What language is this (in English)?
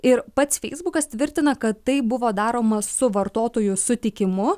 Lithuanian